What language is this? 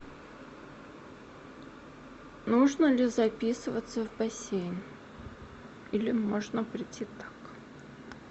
Russian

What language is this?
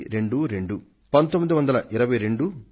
Telugu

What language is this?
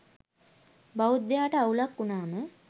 Sinhala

